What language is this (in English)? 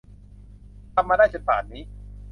Thai